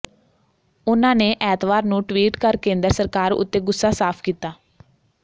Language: Punjabi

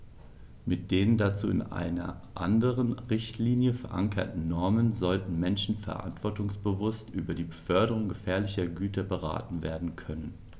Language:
German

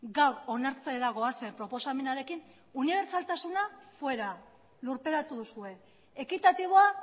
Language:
Basque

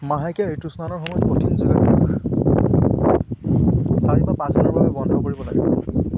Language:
Assamese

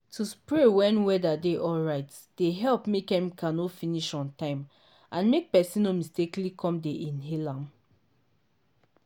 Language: Nigerian Pidgin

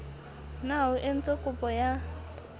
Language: Southern Sotho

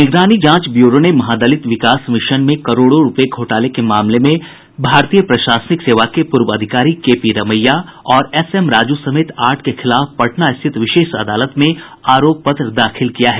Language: Hindi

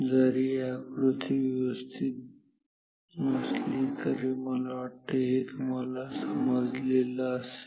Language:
Marathi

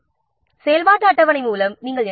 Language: Tamil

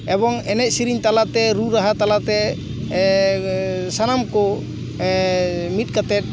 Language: Santali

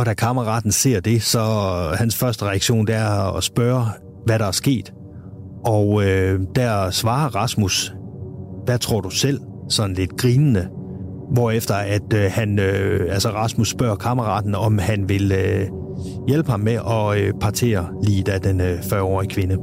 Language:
Danish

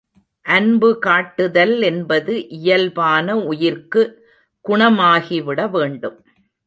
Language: Tamil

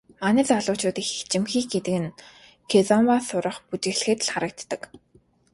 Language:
Mongolian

